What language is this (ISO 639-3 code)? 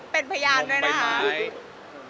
tha